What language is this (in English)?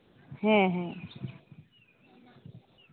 Santali